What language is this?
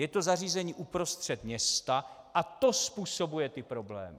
Czech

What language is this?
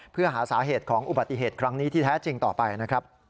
Thai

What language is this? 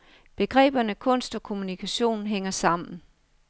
Danish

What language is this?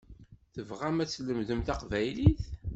Kabyle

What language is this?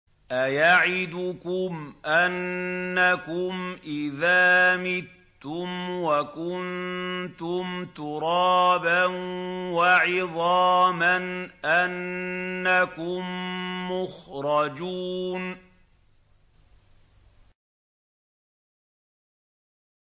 Arabic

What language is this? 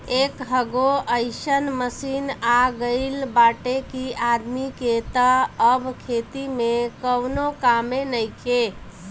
Bhojpuri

